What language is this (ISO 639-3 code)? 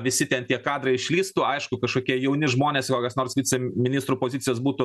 lit